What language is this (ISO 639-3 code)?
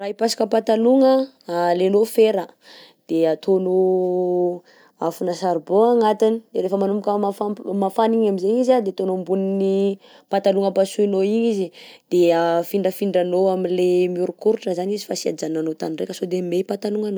bzc